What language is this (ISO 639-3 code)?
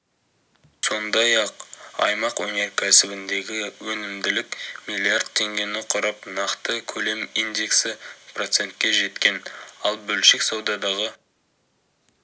kaz